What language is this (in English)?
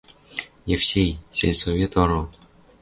Western Mari